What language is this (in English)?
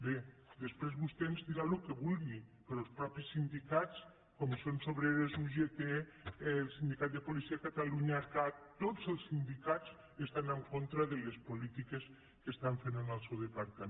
Catalan